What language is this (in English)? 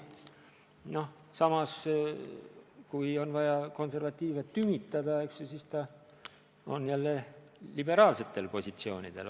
Estonian